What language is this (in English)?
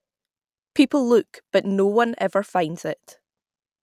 English